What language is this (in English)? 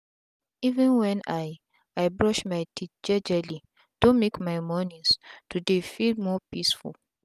Nigerian Pidgin